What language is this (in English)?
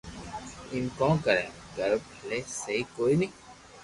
Loarki